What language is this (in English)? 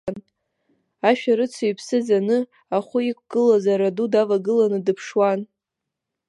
Abkhazian